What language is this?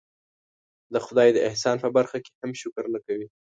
Pashto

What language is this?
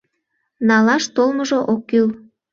Mari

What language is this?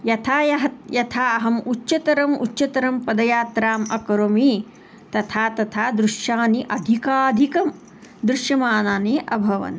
Sanskrit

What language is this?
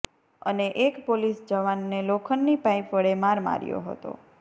Gujarati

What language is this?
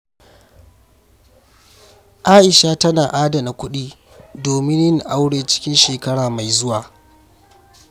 Hausa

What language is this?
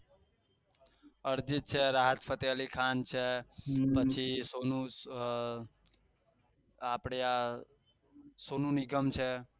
Gujarati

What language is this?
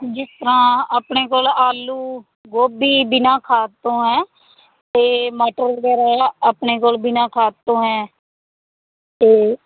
Punjabi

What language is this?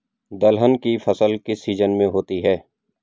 Hindi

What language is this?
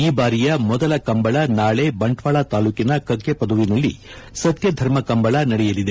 Kannada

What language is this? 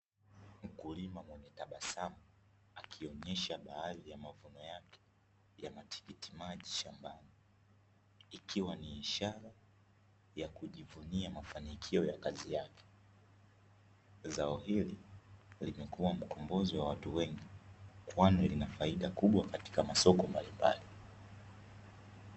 Swahili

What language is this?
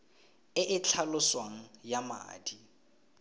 Tswana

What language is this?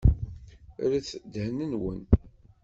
Kabyle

